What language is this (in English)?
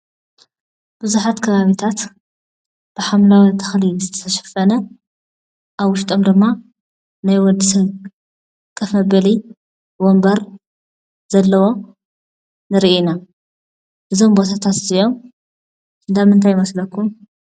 Tigrinya